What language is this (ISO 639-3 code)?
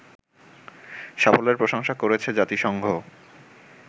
ben